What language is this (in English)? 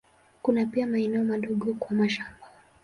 Swahili